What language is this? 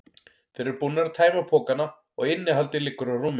Icelandic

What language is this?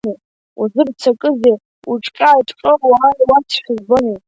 Abkhazian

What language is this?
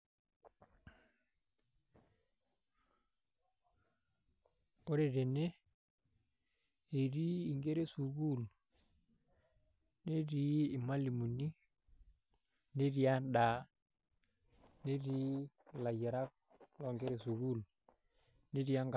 Masai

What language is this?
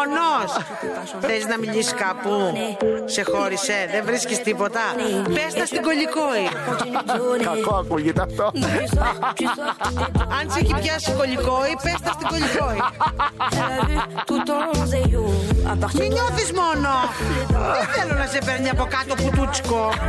Greek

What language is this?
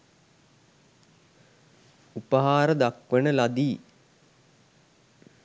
Sinhala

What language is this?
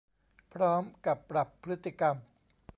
Thai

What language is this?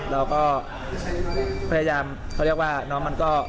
Thai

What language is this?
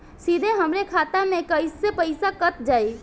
Bhojpuri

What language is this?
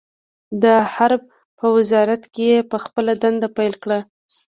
Pashto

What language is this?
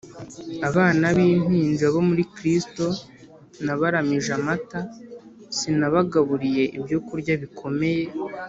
Kinyarwanda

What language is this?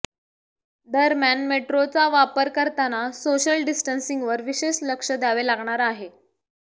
Marathi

